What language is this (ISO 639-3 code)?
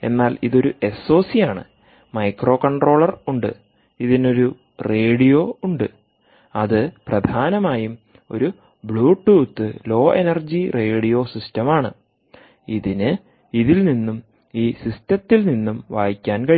mal